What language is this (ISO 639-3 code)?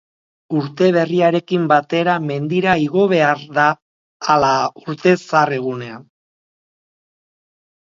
eus